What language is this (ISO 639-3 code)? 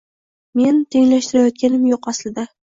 uzb